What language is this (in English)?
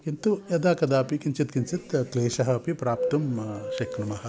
Sanskrit